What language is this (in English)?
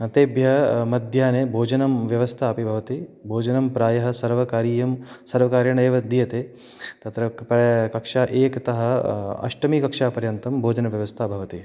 Sanskrit